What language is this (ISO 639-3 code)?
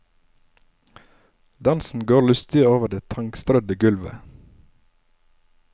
nor